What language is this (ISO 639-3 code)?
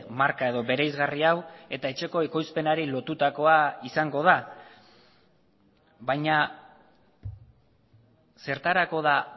eus